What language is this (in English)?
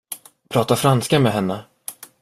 Swedish